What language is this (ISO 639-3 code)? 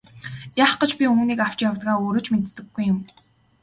mon